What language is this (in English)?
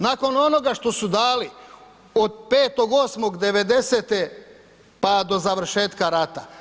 Croatian